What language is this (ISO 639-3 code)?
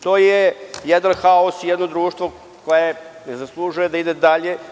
srp